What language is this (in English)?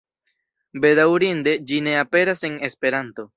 Esperanto